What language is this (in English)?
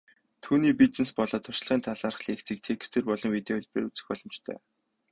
Mongolian